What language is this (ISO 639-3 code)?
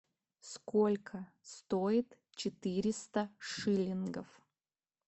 rus